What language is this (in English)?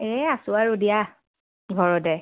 Assamese